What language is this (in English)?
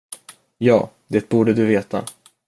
Swedish